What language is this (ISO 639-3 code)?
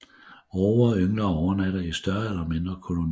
dan